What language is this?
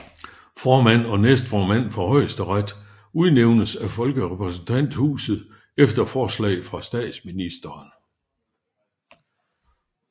Danish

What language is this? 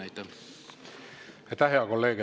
Estonian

